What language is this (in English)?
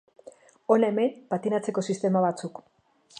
Basque